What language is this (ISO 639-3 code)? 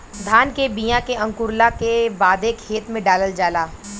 bho